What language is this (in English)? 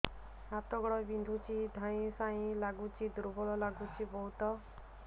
Odia